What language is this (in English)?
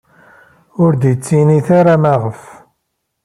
Kabyle